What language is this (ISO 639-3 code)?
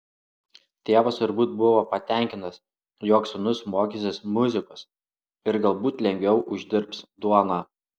lit